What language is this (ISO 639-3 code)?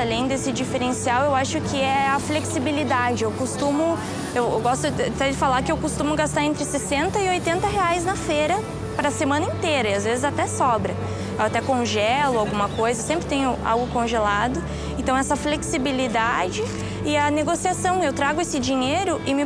por